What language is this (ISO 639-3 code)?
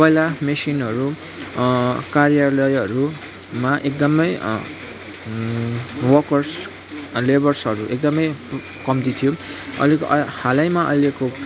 nep